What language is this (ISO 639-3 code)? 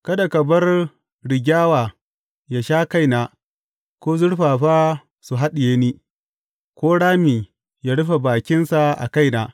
hau